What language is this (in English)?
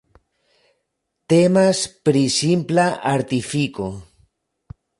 Esperanto